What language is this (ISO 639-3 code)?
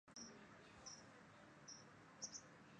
zho